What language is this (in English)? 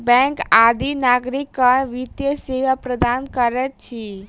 Maithili